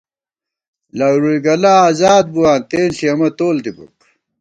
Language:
Gawar-Bati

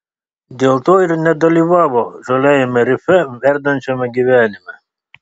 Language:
Lithuanian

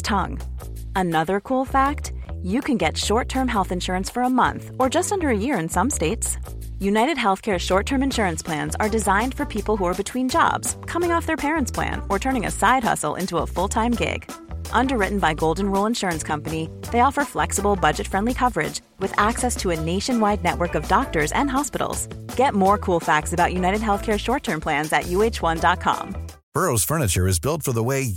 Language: Filipino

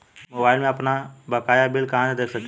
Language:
Bhojpuri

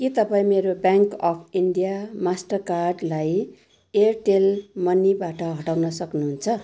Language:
Nepali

